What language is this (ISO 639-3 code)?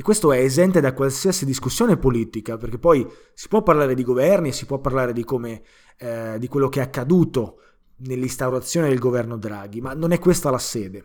ita